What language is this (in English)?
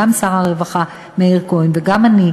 Hebrew